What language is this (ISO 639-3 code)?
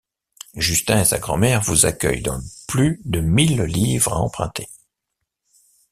fra